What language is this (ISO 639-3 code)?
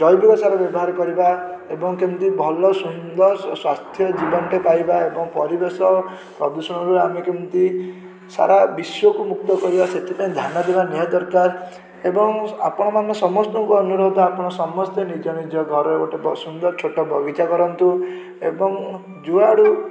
ori